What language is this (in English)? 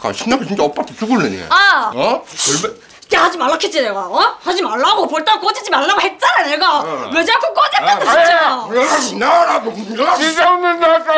Korean